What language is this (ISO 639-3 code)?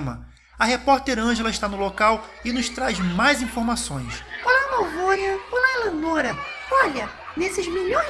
por